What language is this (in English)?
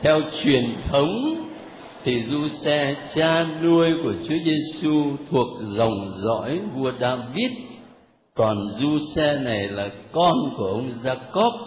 Vietnamese